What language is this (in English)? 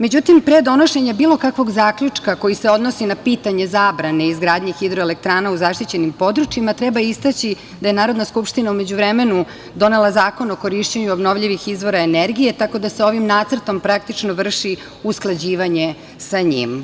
Serbian